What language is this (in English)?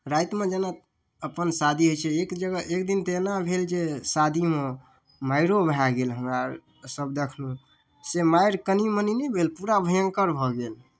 Maithili